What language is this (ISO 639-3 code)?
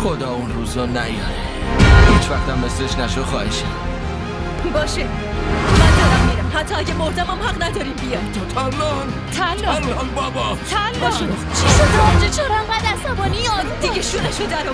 fas